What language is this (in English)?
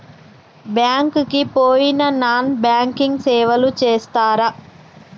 Telugu